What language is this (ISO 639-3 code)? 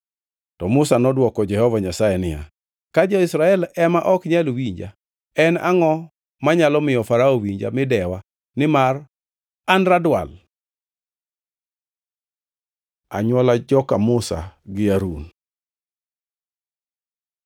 luo